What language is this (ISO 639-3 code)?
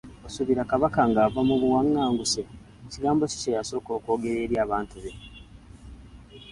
lug